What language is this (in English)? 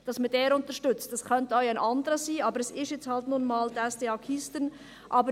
Swiss German